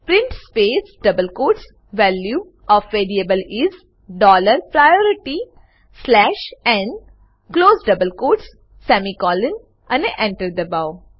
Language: Gujarati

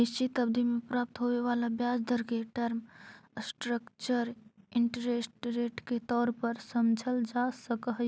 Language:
Magahi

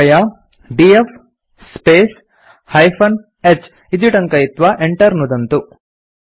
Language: Sanskrit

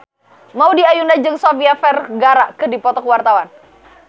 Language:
Sundanese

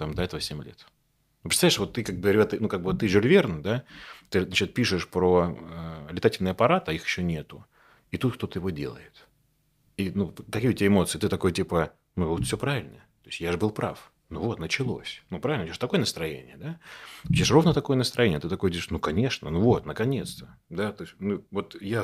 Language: Russian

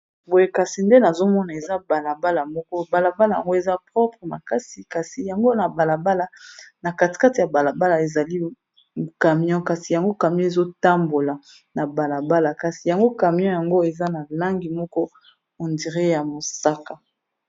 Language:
Lingala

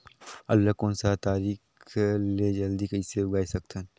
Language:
Chhattisgarhi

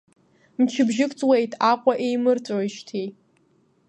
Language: Abkhazian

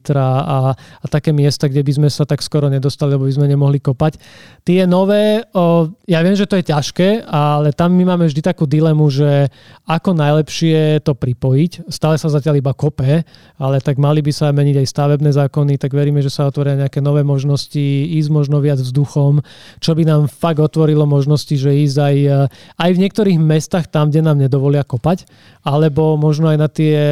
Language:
Slovak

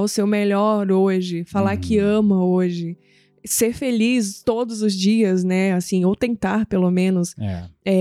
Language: Portuguese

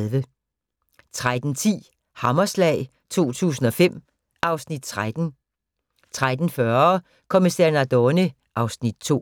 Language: Danish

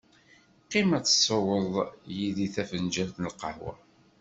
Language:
Kabyle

